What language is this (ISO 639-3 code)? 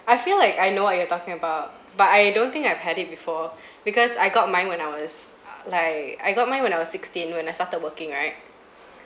eng